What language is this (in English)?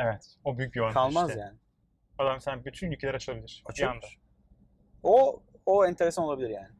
Turkish